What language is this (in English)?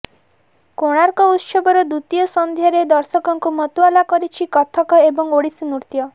Odia